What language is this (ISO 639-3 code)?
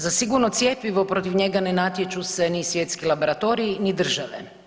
hrv